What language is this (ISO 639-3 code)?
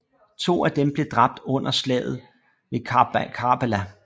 dan